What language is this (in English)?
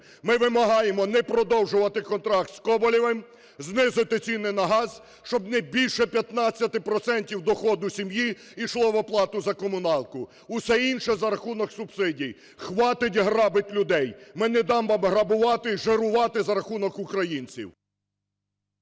Ukrainian